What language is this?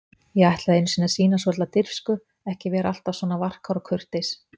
Icelandic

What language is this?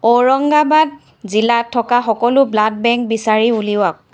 Assamese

